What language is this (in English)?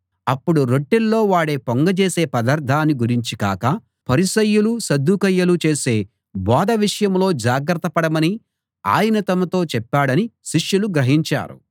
Telugu